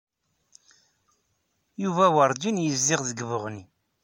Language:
Kabyle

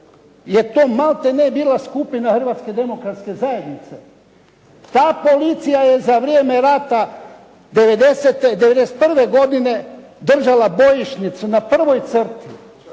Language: Croatian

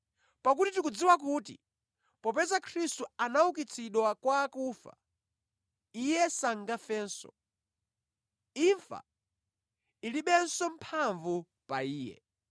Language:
Nyanja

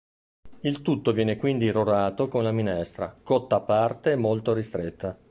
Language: Italian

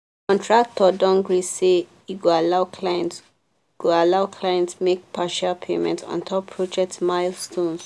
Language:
Nigerian Pidgin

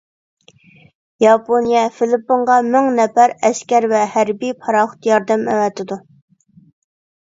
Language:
Uyghur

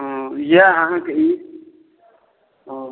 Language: Maithili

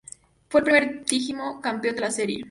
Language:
Spanish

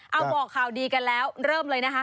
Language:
Thai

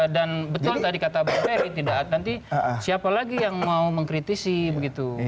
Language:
Indonesian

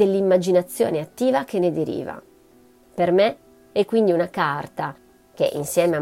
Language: Italian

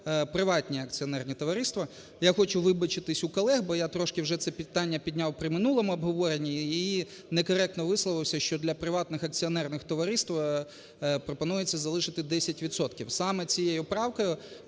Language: Ukrainian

